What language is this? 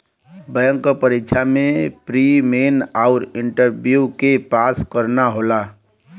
Bhojpuri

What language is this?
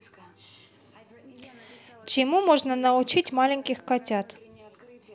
Russian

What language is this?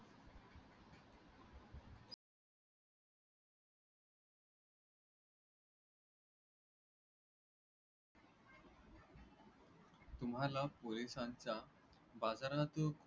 Marathi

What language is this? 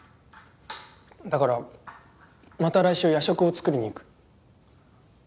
Japanese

